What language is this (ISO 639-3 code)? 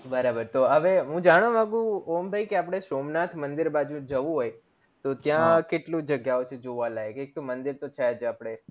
guj